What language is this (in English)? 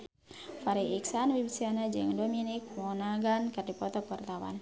Sundanese